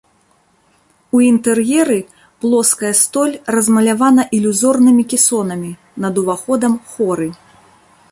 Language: Belarusian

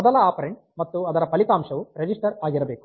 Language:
Kannada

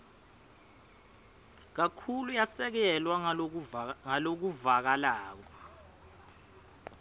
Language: Swati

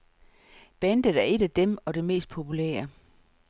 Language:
Danish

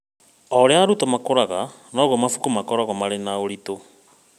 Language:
Kikuyu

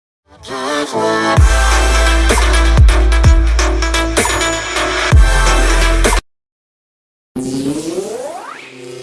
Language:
Indonesian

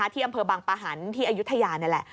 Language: Thai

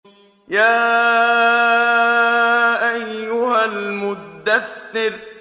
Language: Arabic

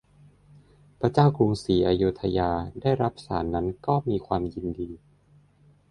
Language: Thai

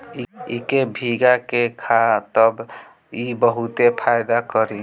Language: Bhojpuri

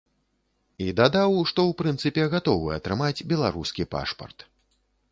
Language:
Belarusian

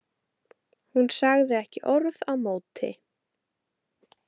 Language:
Icelandic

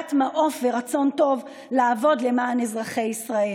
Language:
Hebrew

